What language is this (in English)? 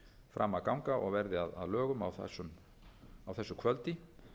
Icelandic